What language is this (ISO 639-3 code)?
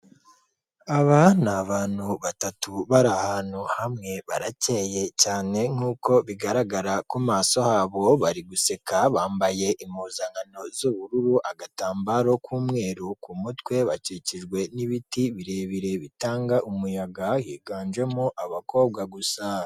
kin